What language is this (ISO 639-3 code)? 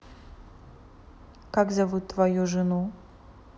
rus